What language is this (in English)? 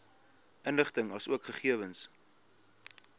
Afrikaans